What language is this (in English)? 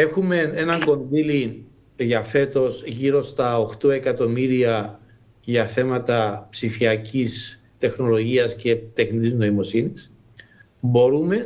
Greek